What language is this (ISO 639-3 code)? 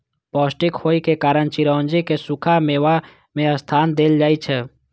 mai